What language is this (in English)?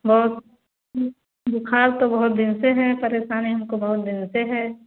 Hindi